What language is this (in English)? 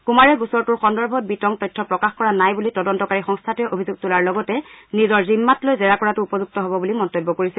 Assamese